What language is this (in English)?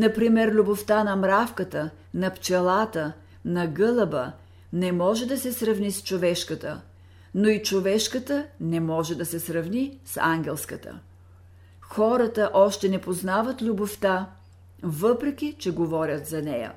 Bulgarian